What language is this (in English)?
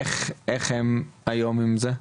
Hebrew